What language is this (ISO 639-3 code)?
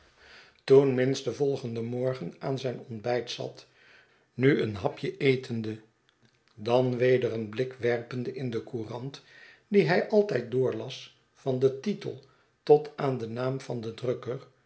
nld